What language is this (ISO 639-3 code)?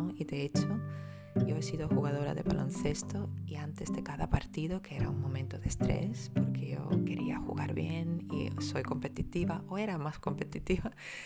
spa